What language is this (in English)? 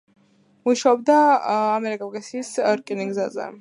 Georgian